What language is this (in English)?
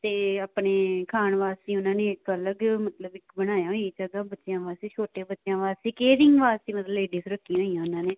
Punjabi